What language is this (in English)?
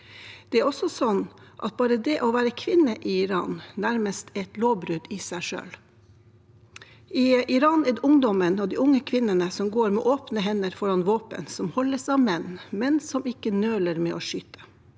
Norwegian